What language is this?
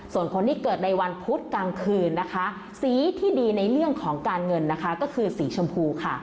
Thai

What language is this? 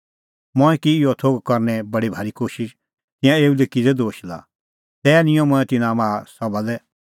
Kullu Pahari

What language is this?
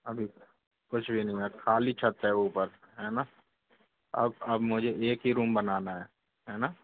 Hindi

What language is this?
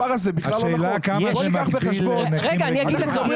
Hebrew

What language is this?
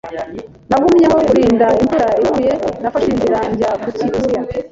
Kinyarwanda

